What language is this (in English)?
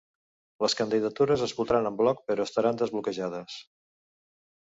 Catalan